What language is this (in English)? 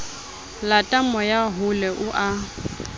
Southern Sotho